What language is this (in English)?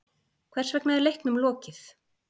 Icelandic